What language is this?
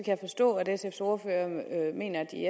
Danish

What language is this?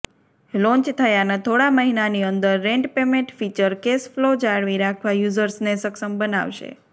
Gujarati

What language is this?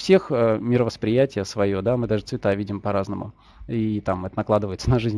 Russian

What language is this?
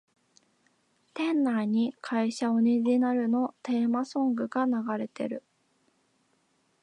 Japanese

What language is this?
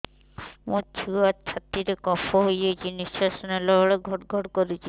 Odia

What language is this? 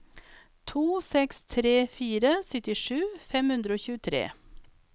Norwegian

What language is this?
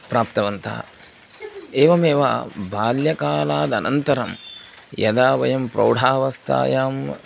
Sanskrit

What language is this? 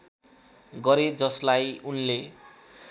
Nepali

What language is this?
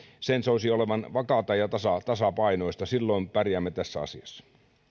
Finnish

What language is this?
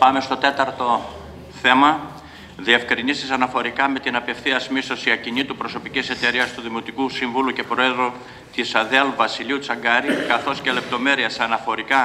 Greek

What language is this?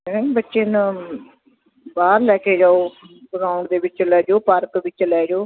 Punjabi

